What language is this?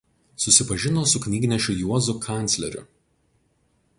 Lithuanian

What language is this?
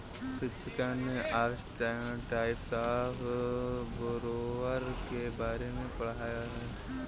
Hindi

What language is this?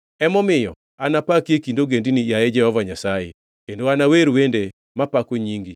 Luo (Kenya and Tanzania)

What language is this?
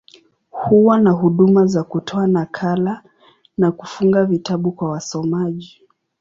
Swahili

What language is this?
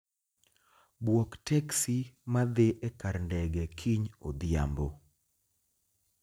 Luo (Kenya and Tanzania)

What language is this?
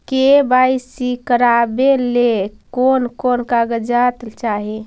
Magahi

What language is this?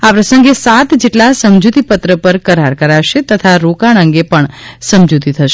Gujarati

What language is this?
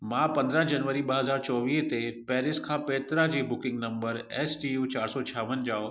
Sindhi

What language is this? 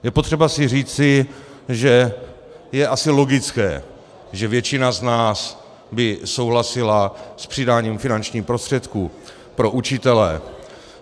Czech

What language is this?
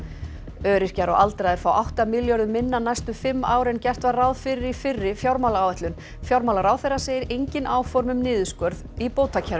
Icelandic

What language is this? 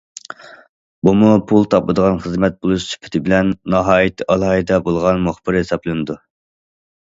Uyghur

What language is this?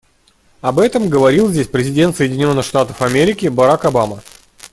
Russian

